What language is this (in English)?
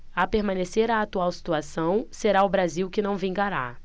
Portuguese